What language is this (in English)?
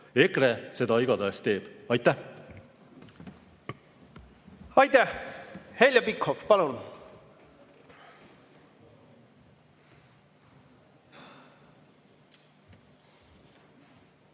Estonian